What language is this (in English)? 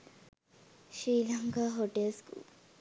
Sinhala